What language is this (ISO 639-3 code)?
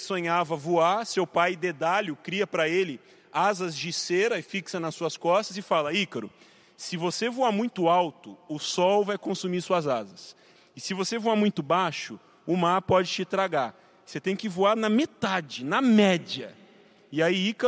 por